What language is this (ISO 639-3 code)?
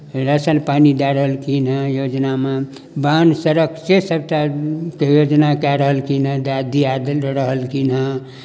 mai